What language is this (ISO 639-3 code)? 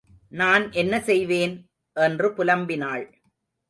tam